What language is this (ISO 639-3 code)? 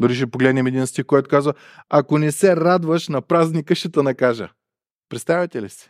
bul